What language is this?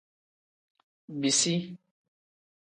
Tem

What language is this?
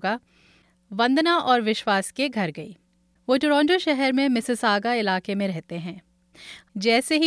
Hindi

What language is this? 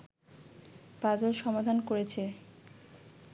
Bangla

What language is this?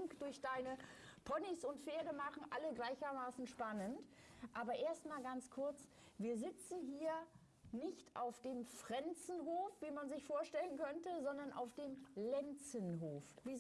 German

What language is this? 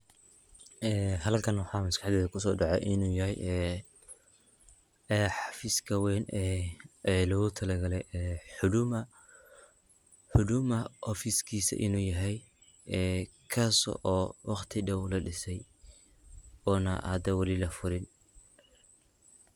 Somali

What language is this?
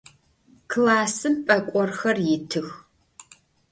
Adyghe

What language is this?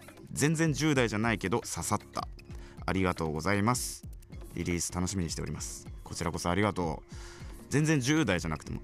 Japanese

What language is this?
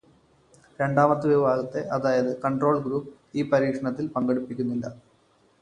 Malayalam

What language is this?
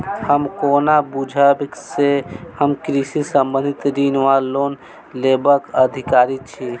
Maithili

